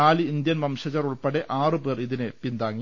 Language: Malayalam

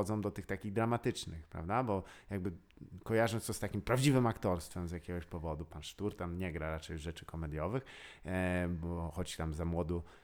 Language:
Polish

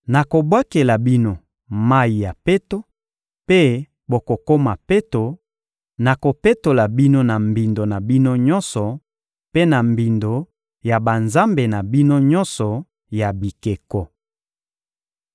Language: Lingala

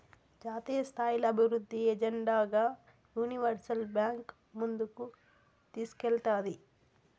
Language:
Telugu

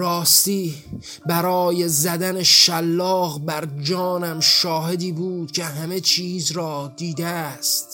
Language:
Persian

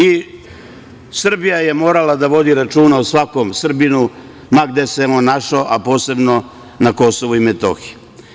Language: Serbian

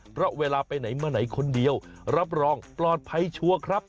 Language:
Thai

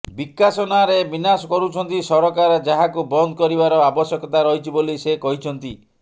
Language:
Odia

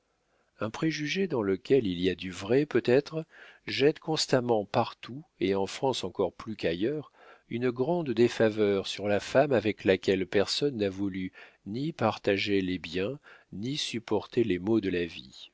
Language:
French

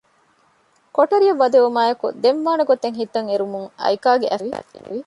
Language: Divehi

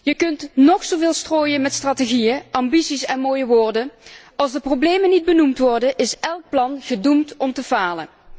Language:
Dutch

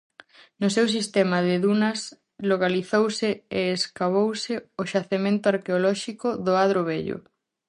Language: Galician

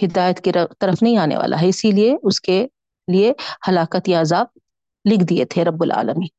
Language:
Urdu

